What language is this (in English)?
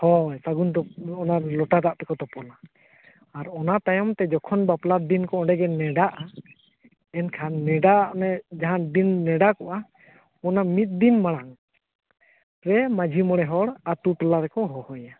Santali